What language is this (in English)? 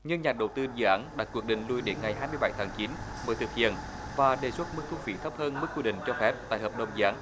Vietnamese